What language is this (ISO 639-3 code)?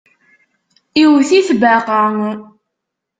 kab